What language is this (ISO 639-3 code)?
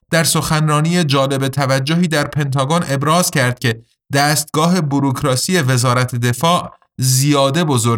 fas